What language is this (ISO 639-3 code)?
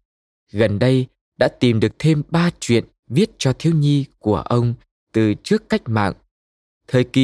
vie